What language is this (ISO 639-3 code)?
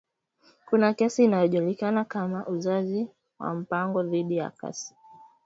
swa